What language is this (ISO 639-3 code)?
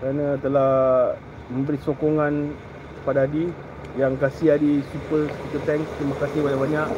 msa